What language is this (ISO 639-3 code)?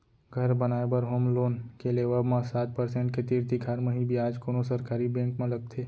hne